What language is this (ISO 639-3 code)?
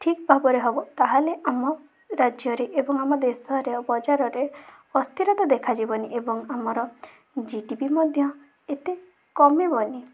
ori